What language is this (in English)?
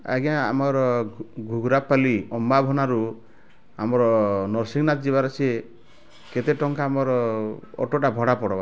Odia